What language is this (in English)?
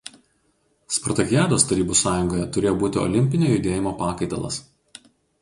Lithuanian